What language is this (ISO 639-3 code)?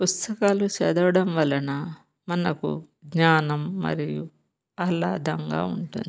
tel